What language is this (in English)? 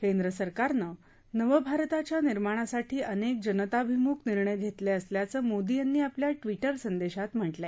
Marathi